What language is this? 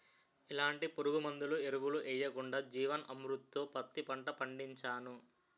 Telugu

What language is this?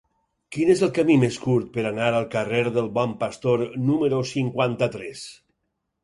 Catalan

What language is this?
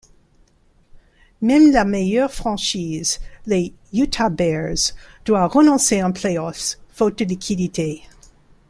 French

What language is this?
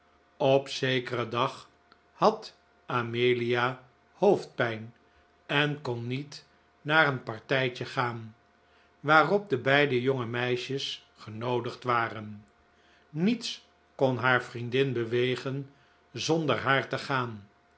Dutch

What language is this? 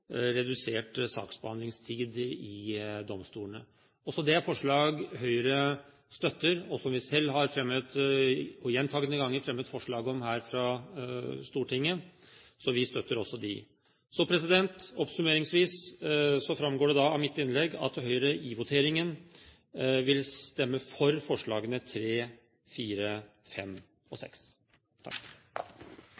Norwegian Bokmål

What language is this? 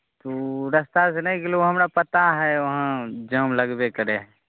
Maithili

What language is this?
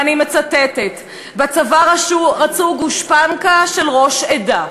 Hebrew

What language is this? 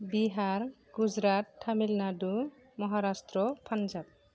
Bodo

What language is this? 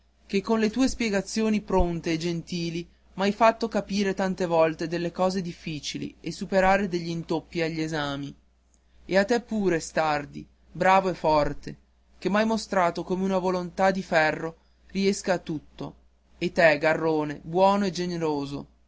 Italian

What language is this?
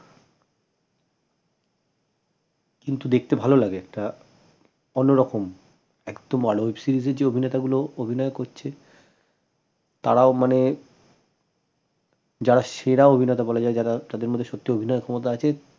Bangla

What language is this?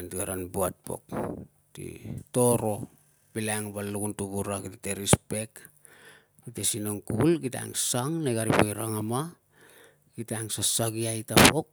Tungag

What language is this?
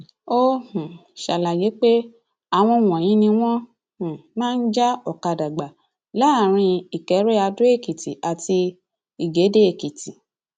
Yoruba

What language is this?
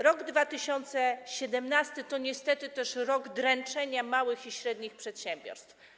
Polish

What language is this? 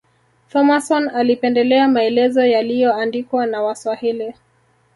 Swahili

